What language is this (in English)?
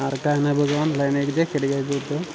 Marathi